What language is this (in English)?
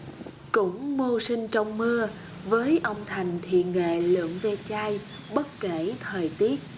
Vietnamese